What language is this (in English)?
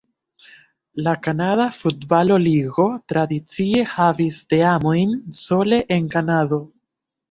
Esperanto